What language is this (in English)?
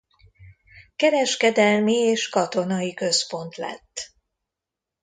Hungarian